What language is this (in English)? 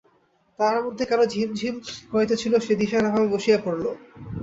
Bangla